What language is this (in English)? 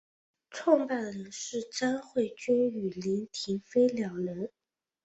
Chinese